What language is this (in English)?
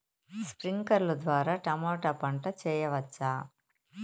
Telugu